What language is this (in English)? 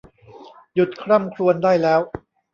Thai